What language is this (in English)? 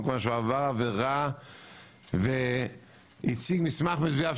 Hebrew